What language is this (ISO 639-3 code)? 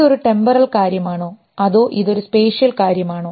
mal